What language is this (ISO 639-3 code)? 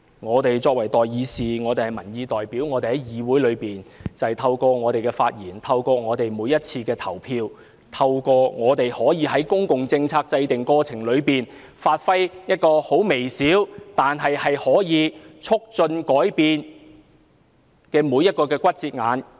yue